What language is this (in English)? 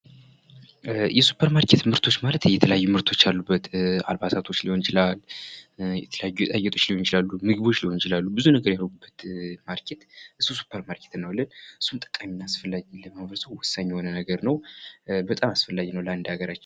Amharic